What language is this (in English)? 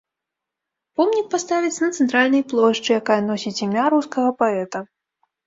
Belarusian